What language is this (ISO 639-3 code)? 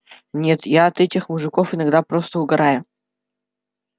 rus